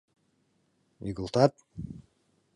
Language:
Mari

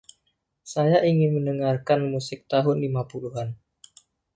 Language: Indonesian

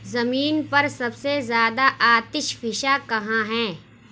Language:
Urdu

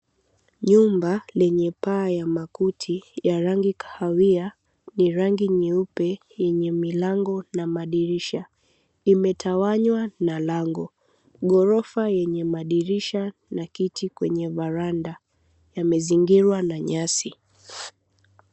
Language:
Swahili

